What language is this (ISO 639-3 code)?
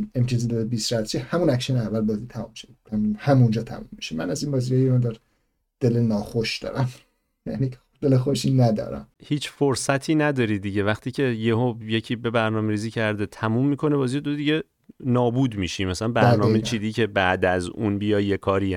fas